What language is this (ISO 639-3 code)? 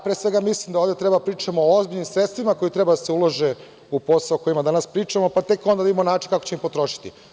srp